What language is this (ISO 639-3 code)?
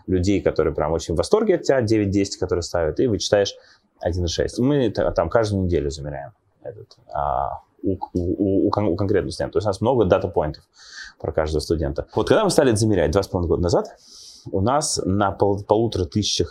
rus